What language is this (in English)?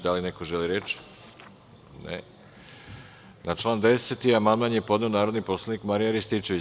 Serbian